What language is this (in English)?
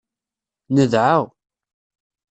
Kabyle